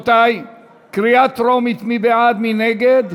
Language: Hebrew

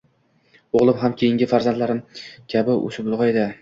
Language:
Uzbek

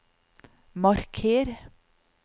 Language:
Norwegian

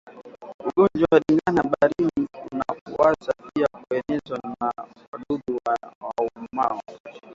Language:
Swahili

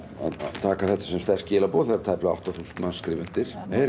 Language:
Icelandic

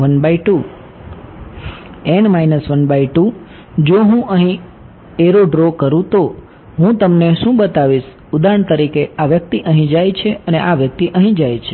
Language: Gujarati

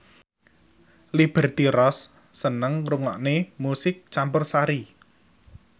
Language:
Javanese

